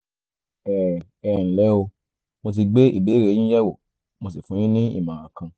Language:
Yoruba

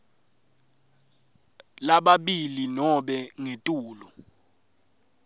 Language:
Swati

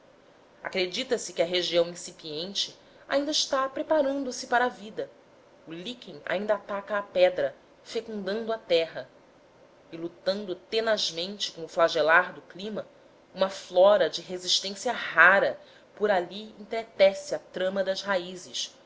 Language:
Portuguese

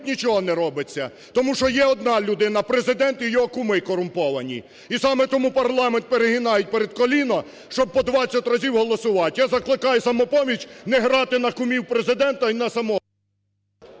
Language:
Ukrainian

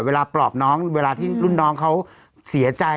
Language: Thai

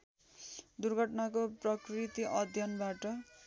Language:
Nepali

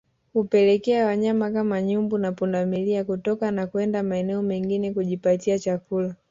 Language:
Swahili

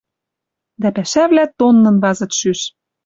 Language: Western Mari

